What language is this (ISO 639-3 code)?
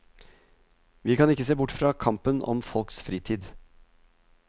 nor